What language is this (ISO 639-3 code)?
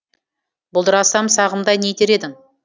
kaz